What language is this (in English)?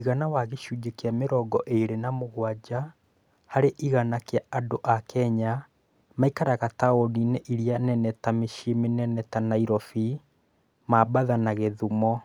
Kikuyu